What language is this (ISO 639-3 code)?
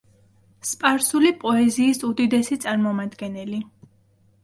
kat